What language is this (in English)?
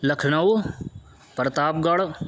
Urdu